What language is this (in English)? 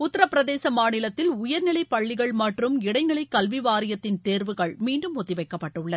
Tamil